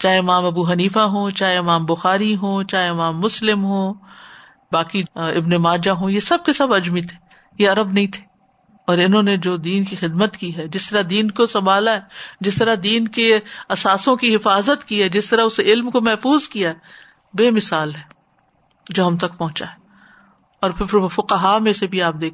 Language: Urdu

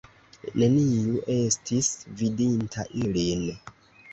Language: Esperanto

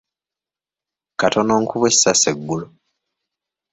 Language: Ganda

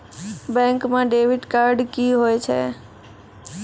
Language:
Maithili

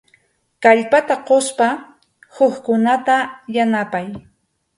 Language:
Arequipa-La Unión Quechua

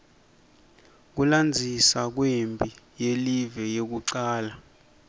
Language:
Swati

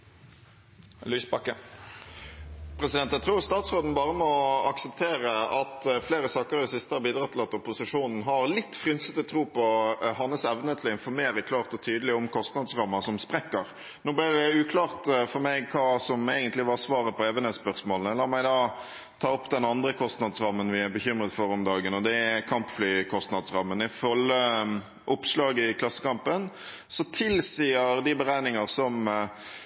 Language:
Norwegian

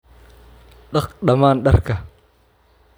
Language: Somali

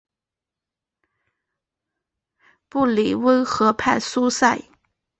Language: Chinese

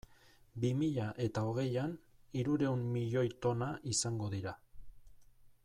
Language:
Basque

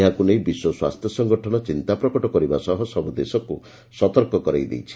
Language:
Odia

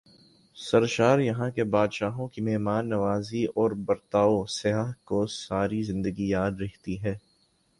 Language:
Urdu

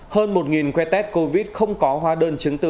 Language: Vietnamese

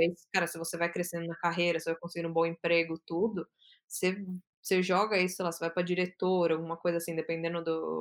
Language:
Portuguese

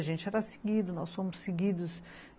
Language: Portuguese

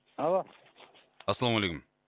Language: Kazakh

